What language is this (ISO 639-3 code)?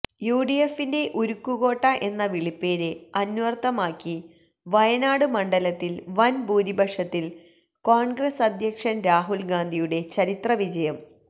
mal